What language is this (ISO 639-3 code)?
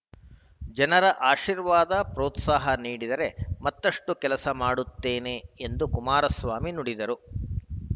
kan